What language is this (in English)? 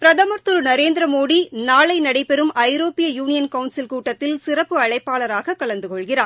Tamil